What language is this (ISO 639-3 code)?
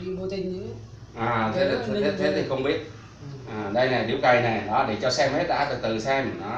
vie